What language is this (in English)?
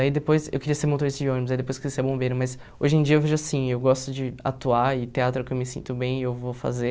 Portuguese